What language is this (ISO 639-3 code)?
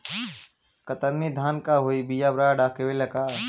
bho